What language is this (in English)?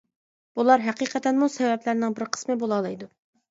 Uyghur